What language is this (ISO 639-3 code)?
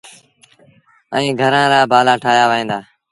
sbn